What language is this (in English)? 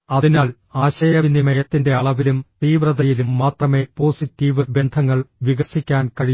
Malayalam